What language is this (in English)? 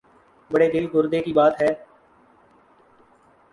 Urdu